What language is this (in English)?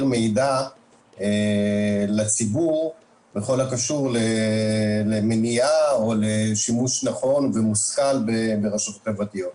Hebrew